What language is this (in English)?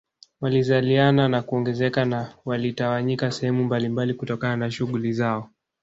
Swahili